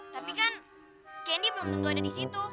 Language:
Indonesian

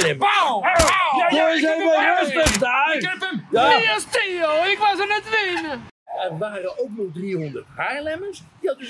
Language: Dutch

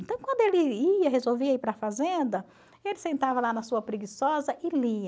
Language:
Portuguese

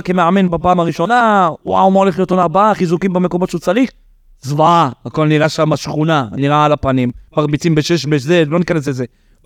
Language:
Hebrew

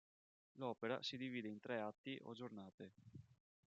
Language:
Italian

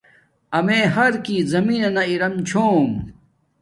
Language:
Domaaki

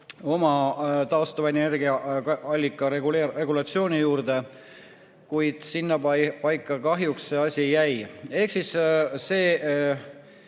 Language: Estonian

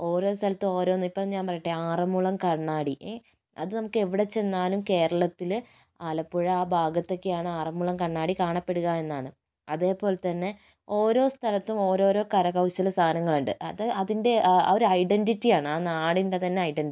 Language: Malayalam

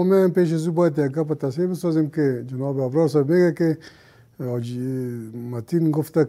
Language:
Persian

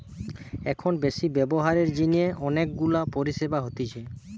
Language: Bangla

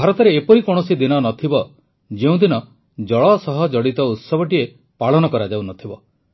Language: Odia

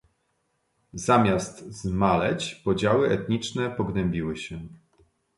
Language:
Polish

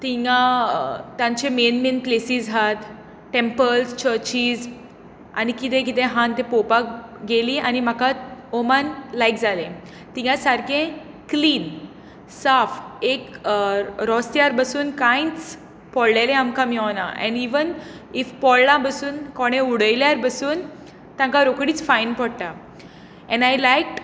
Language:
Konkani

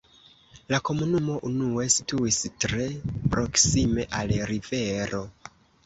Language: Esperanto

